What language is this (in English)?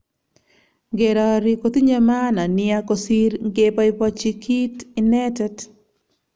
Kalenjin